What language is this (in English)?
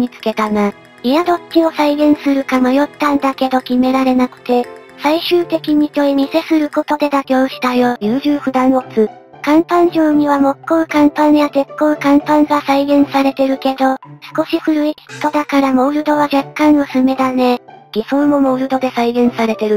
Japanese